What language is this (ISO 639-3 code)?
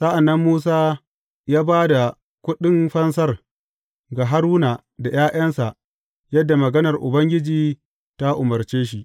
hau